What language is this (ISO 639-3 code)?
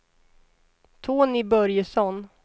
swe